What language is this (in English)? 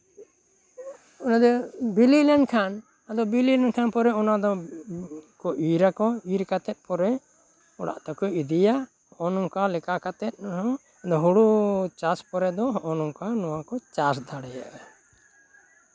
Santali